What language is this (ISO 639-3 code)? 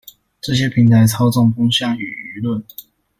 zho